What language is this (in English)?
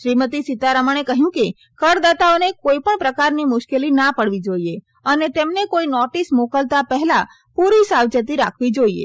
Gujarati